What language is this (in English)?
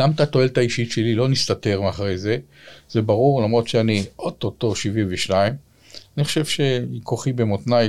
Hebrew